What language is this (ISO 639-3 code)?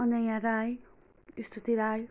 nep